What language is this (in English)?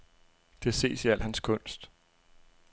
Danish